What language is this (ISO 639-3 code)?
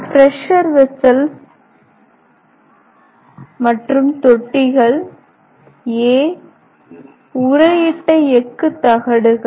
tam